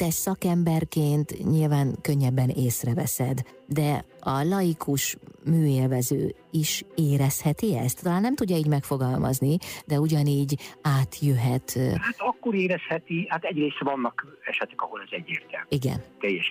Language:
Hungarian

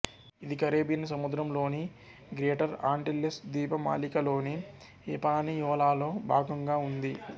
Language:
Telugu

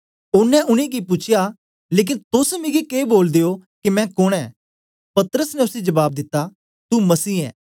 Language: Dogri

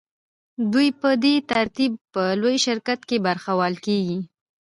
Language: Pashto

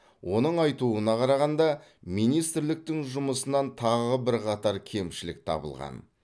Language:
Kazakh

